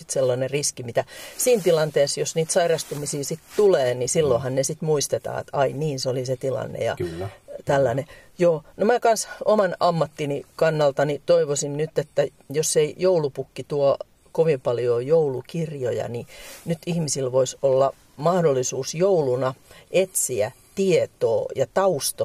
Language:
Finnish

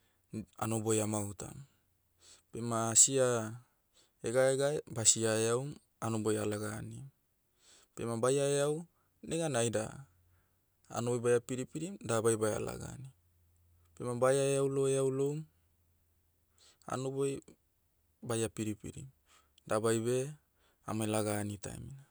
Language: Motu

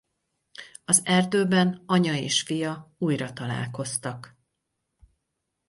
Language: Hungarian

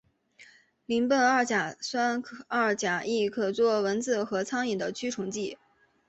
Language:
Chinese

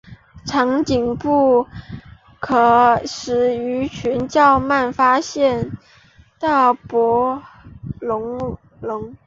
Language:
Chinese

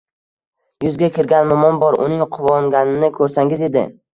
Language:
Uzbek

